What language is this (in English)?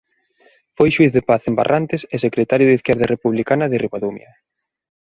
Galician